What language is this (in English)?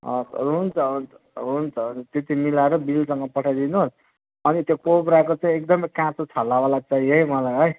Nepali